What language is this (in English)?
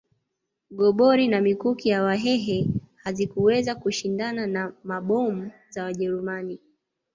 Swahili